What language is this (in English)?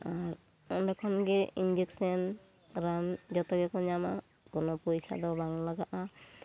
Santali